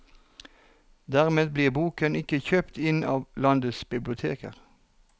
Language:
Norwegian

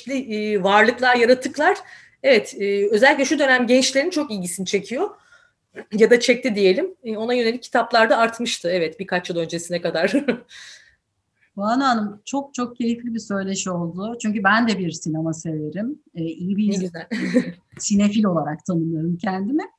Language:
Turkish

